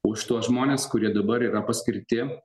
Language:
Lithuanian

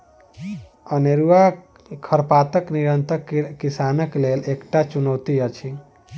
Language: Maithili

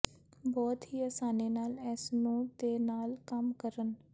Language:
Punjabi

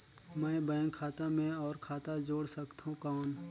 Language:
Chhattisgarhi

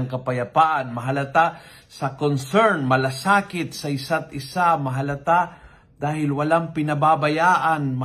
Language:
Filipino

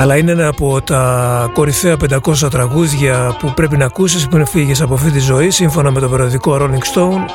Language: Greek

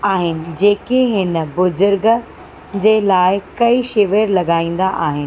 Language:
Sindhi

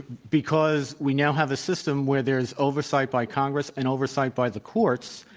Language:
English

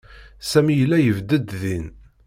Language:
Kabyle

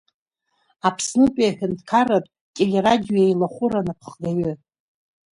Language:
Abkhazian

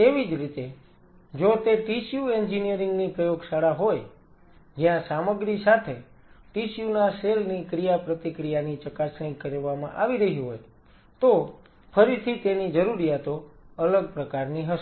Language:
Gujarati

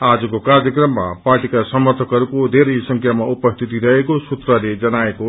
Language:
Nepali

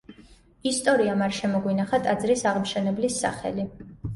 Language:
Georgian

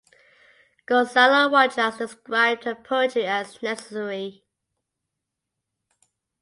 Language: English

